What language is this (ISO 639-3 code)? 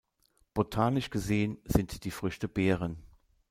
deu